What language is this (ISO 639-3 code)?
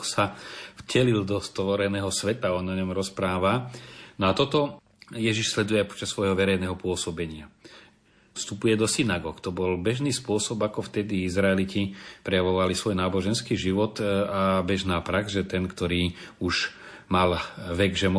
slk